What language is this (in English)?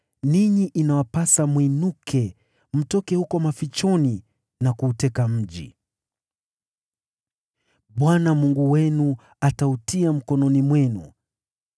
Swahili